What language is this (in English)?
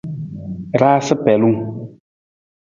Nawdm